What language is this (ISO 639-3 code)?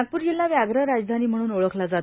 mar